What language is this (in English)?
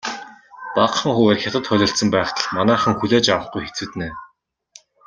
Mongolian